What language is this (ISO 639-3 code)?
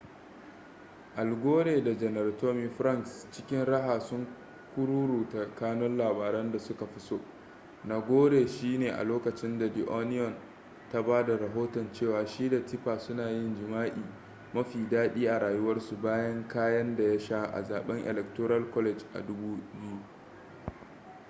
hau